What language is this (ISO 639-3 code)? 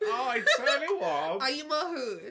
eng